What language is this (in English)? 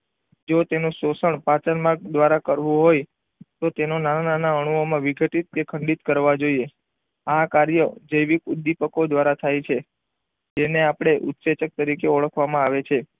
Gujarati